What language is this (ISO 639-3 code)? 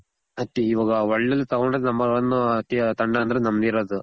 kan